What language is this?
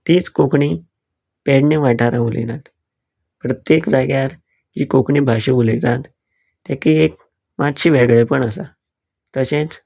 Konkani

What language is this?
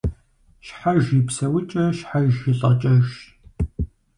Kabardian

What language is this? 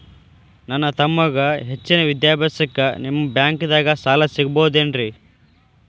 Kannada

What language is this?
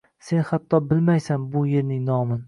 Uzbek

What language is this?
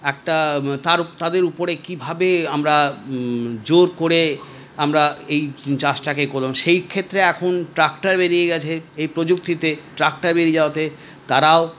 Bangla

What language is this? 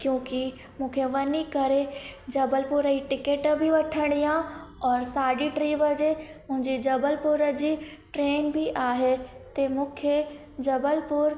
Sindhi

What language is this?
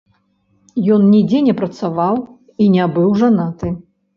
Belarusian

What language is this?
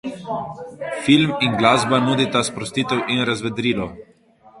Slovenian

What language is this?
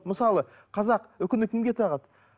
Kazakh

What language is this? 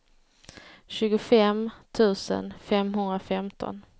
Swedish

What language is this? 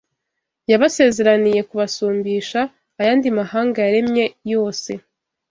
Kinyarwanda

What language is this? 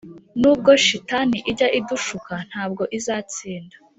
Kinyarwanda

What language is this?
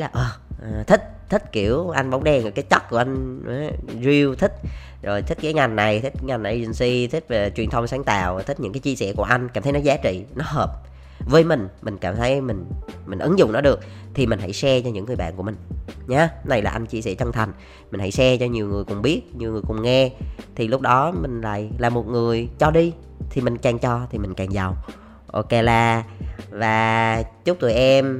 Vietnamese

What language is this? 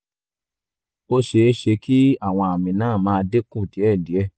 Yoruba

